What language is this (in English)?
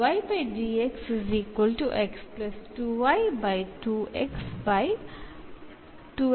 Malayalam